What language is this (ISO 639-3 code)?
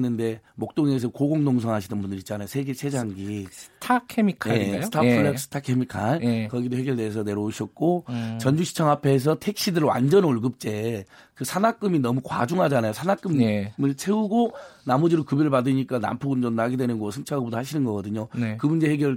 kor